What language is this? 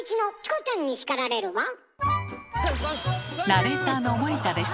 Japanese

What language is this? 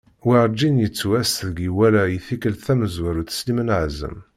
Kabyle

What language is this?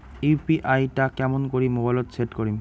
Bangla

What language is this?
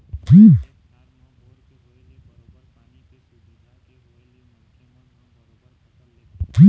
Chhattisgarhi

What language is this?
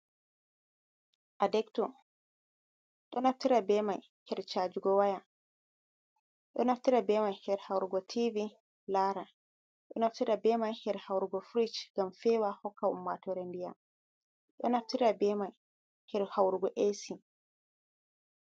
Fula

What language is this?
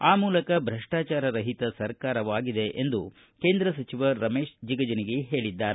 Kannada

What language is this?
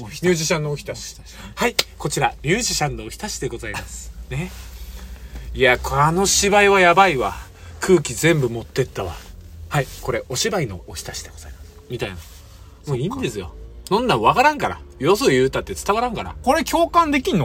Japanese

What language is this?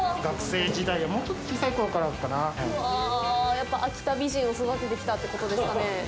Japanese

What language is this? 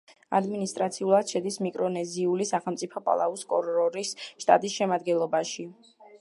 Georgian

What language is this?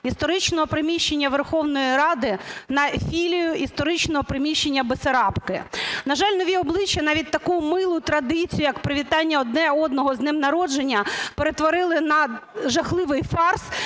Ukrainian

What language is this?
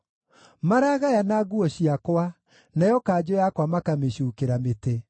Kikuyu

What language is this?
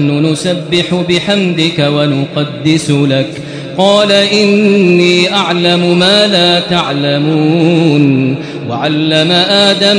Arabic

